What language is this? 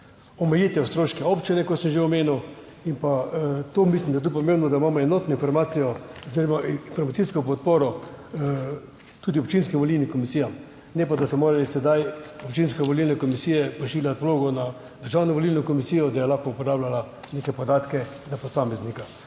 Slovenian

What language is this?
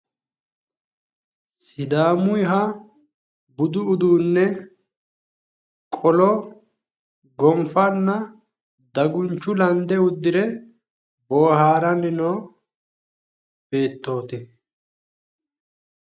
Sidamo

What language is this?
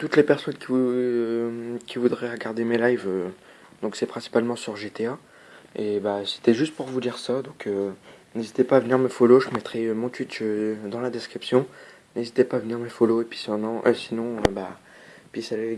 French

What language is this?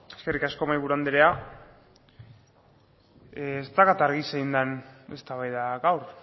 Basque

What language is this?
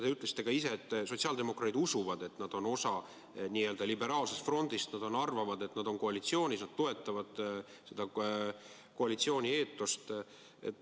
Estonian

